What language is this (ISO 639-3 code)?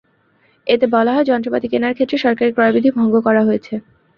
ben